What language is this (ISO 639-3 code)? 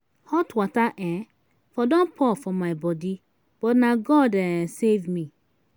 pcm